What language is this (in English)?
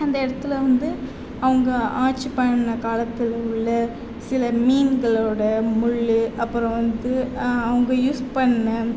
Tamil